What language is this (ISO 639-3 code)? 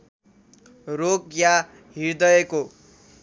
nep